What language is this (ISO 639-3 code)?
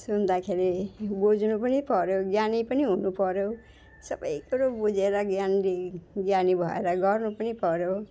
nep